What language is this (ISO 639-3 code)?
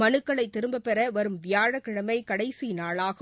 tam